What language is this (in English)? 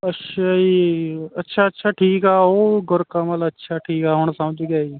Punjabi